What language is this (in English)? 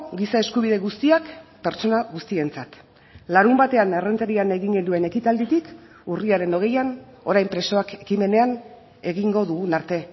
Basque